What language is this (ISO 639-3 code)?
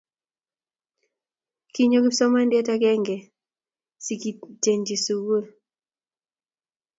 kln